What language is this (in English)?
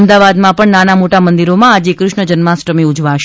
Gujarati